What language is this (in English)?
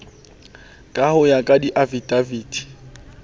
Southern Sotho